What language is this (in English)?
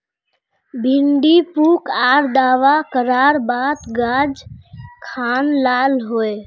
Magahi